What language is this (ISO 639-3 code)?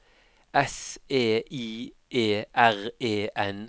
nor